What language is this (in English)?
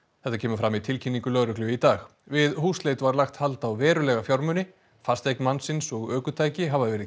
Icelandic